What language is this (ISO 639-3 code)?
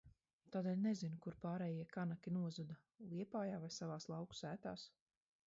lav